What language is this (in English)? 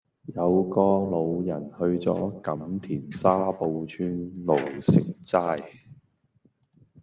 Cantonese